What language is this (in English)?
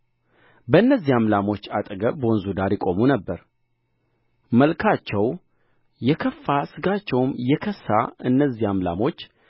Amharic